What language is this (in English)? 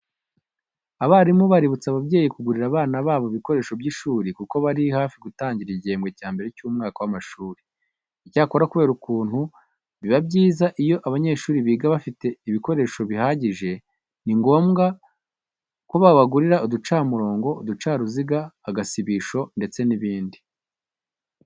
Kinyarwanda